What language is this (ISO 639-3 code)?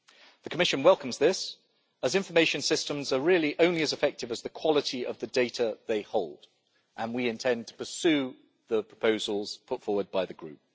eng